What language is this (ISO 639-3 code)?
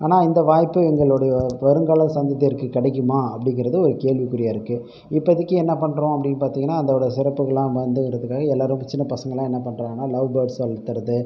tam